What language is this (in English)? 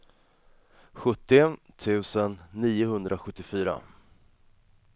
Swedish